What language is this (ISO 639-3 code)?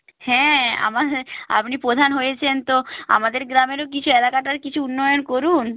ben